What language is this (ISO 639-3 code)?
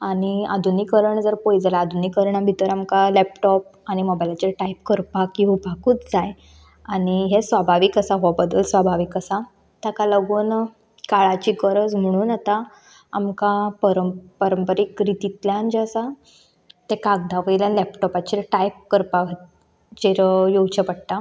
kok